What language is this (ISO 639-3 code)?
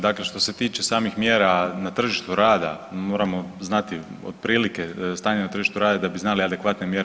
hrv